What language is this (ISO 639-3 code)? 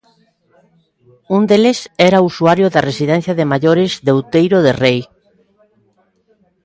glg